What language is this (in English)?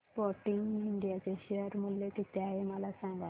Marathi